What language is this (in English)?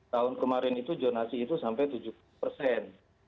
Indonesian